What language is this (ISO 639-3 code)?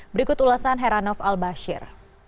ind